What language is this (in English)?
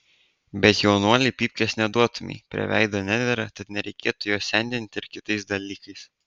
Lithuanian